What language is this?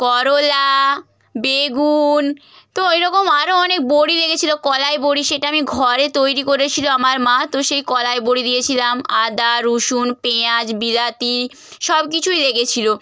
Bangla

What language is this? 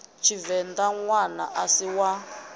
Venda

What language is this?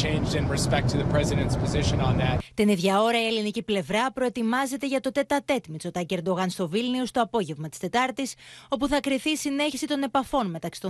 Greek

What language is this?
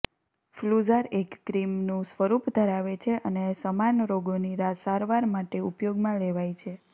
Gujarati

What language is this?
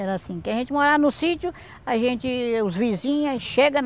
Portuguese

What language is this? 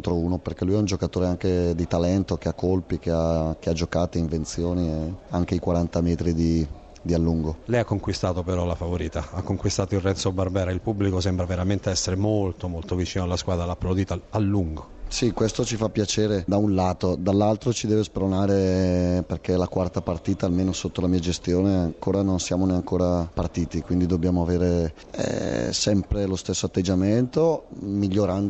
Italian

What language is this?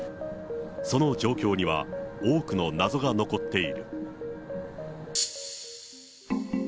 Japanese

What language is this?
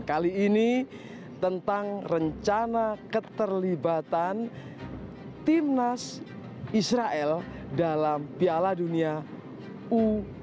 Indonesian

